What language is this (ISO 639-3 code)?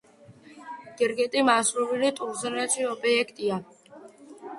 kat